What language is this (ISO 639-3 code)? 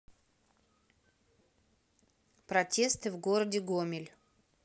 rus